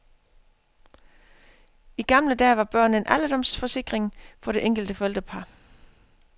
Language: Danish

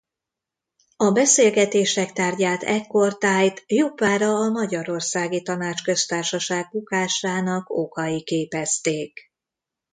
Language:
Hungarian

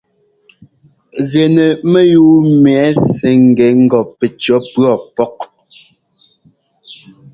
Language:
Ngomba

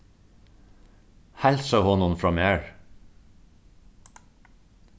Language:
Faroese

